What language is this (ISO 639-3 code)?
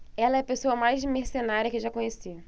por